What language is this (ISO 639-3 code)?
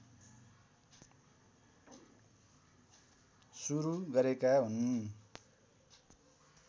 nep